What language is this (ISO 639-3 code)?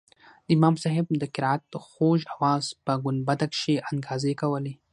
pus